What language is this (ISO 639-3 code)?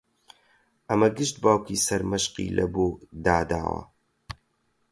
ckb